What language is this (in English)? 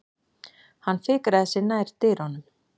Icelandic